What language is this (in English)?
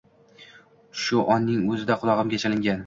Uzbek